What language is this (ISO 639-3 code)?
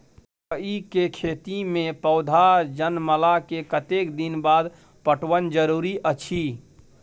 mai